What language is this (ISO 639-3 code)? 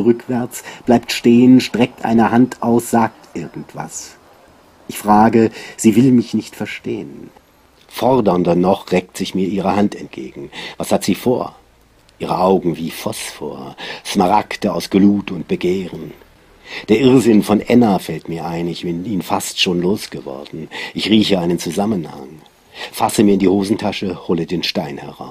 deu